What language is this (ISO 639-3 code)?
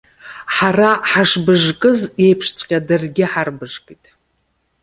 abk